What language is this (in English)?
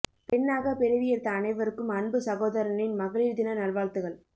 Tamil